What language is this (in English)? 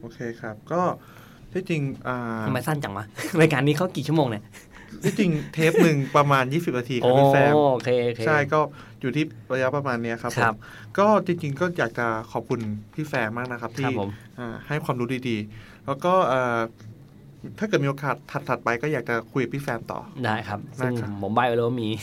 Thai